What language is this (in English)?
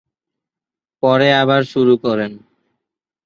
Bangla